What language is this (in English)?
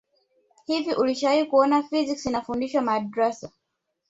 Swahili